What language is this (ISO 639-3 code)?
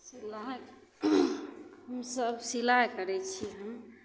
mai